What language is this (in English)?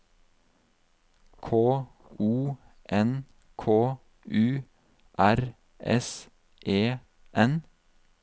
Norwegian